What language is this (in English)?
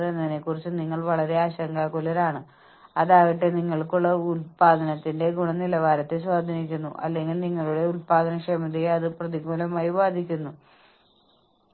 Malayalam